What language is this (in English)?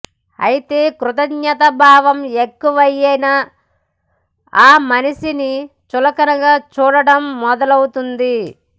Telugu